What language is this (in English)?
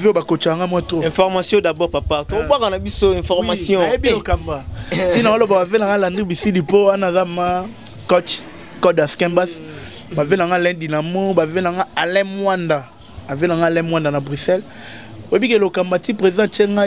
French